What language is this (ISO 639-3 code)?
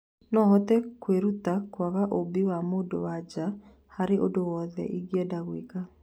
kik